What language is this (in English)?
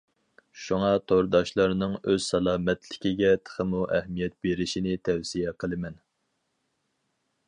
Uyghur